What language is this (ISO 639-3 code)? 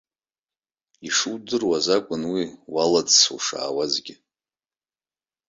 abk